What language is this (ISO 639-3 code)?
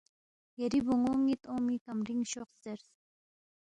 bft